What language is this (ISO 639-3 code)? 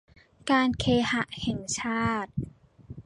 tha